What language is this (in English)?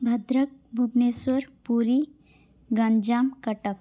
Sanskrit